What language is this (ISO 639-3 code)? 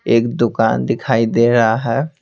hin